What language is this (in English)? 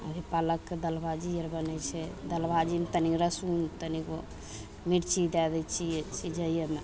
Maithili